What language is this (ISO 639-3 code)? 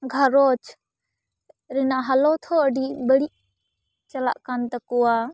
sat